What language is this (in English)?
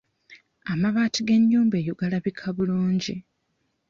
Ganda